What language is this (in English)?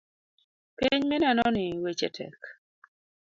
Luo (Kenya and Tanzania)